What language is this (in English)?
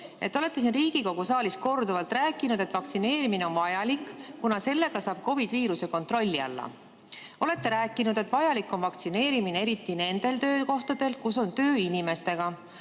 Estonian